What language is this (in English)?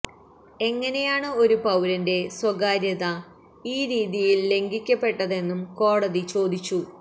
Malayalam